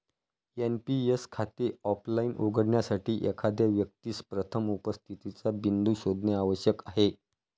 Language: Marathi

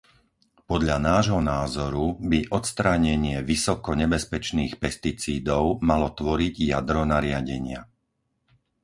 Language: Slovak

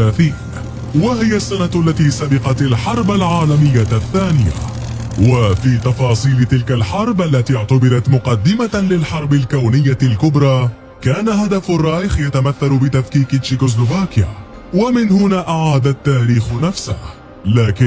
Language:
Arabic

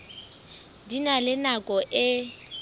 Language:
Southern Sotho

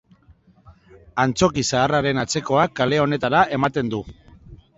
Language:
Basque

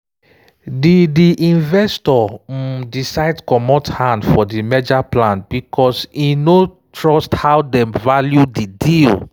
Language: Nigerian Pidgin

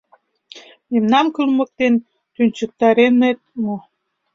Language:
Mari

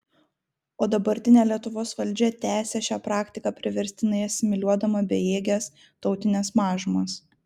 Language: Lithuanian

